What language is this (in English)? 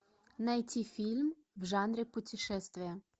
Russian